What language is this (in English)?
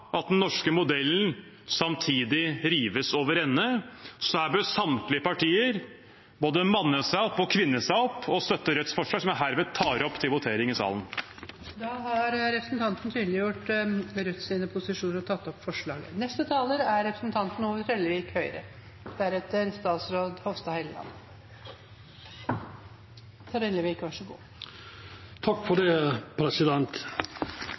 Norwegian